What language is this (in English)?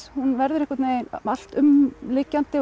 Icelandic